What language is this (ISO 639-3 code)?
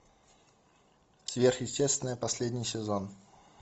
rus